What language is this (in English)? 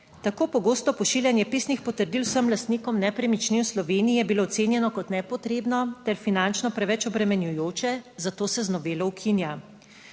Slovenian